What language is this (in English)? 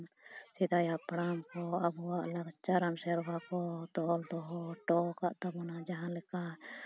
Santali